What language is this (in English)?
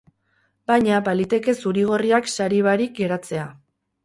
Basque